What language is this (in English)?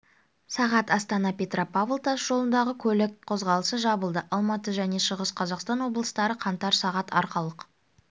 Kazakh